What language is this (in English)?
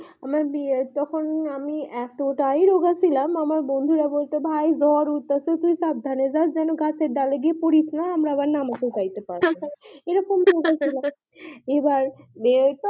Bangla